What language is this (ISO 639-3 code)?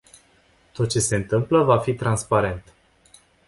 ron